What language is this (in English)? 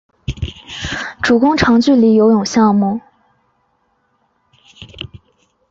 Chinese